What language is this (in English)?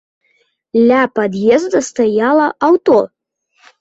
Belarusian